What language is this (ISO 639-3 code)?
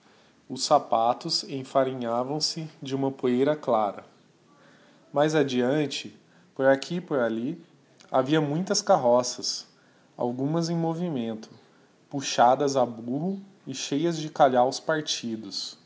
por